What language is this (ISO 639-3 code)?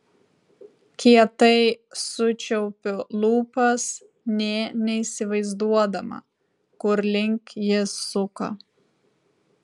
lit